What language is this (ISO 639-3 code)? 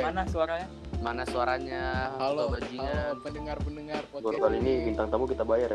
ind